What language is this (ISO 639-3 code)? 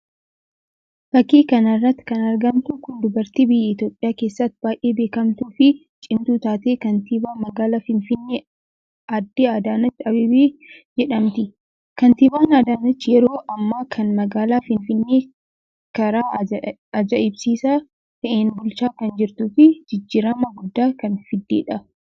orm